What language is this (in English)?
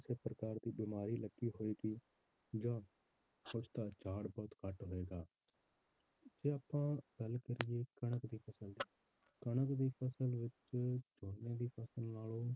Punjabi